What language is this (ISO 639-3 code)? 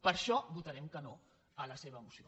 cat